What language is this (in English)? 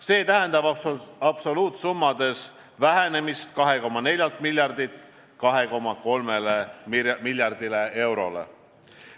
Estonian